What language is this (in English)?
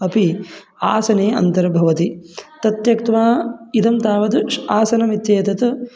Sanskrit